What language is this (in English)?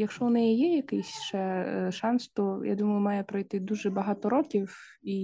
Ukrainian